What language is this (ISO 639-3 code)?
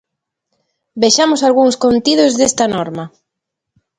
glg